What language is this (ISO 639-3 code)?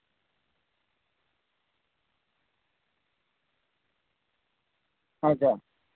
sat